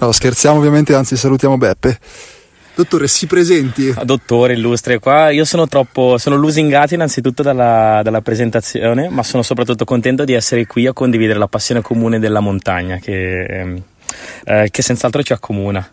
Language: Italian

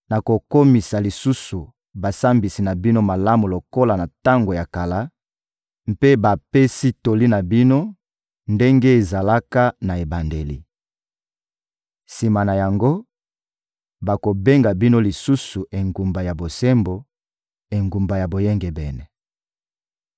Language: Lingala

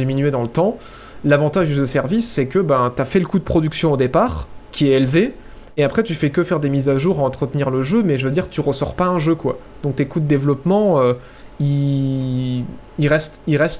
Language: French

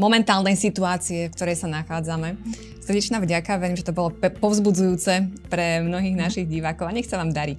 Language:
Slovak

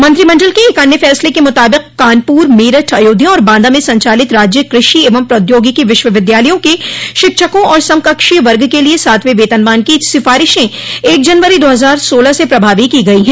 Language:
Hindi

